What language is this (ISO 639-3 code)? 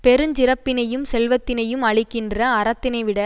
tam